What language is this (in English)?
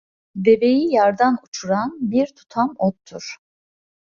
Turkish